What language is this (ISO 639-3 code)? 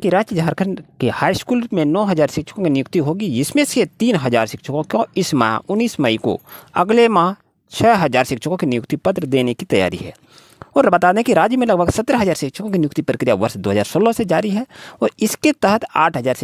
hin